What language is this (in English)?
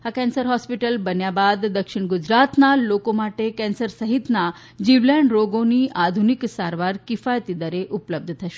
Gujarati